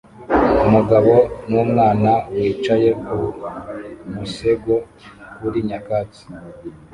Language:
Kinyarwanda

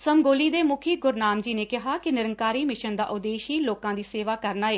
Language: Punjabi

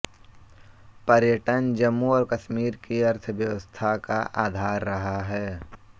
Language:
Hindi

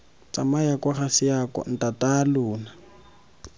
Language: Tswana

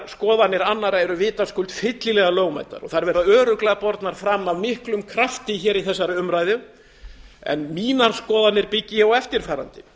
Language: Icelandic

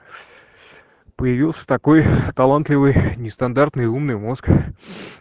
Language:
Russian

